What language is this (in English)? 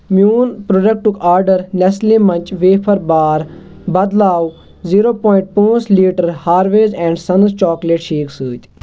Kashmiri